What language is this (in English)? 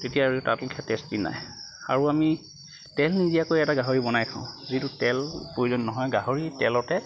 Assamese